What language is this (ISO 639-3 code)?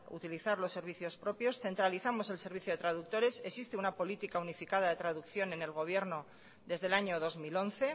spa